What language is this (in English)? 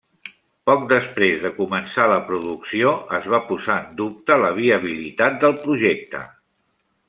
Catalan